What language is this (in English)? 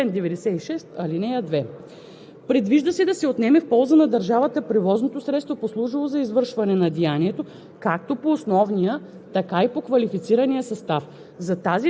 Bulgarian